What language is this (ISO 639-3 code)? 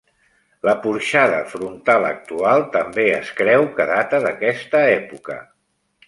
cat